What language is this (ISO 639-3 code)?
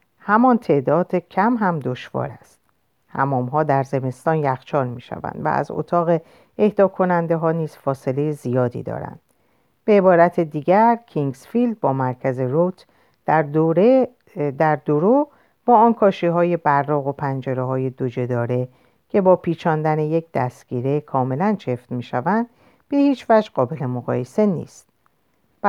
fas